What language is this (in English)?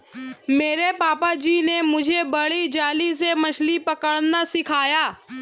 Hindi